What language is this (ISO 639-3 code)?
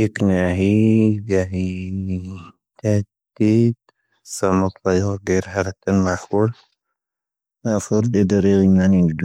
thv